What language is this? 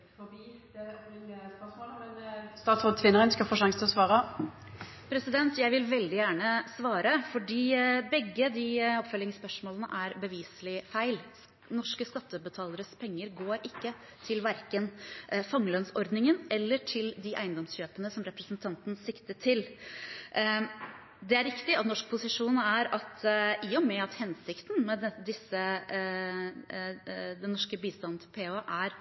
Norwegian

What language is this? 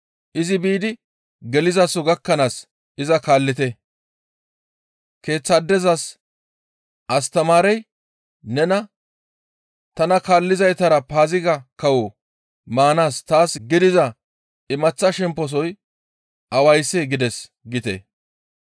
Gamo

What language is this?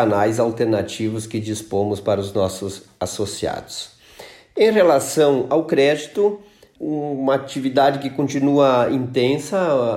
Portuguese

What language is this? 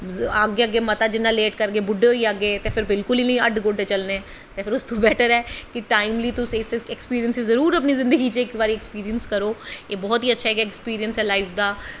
Dogri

